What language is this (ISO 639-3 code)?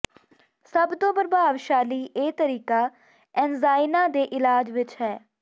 pan